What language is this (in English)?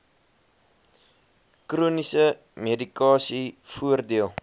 Afrikaans